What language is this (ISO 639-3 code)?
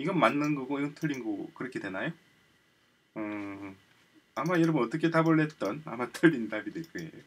kor